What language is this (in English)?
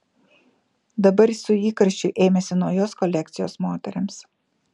Lithuanian